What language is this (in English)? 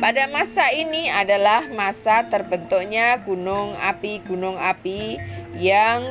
Indonesian